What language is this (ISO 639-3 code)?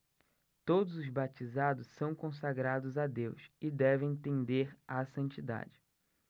por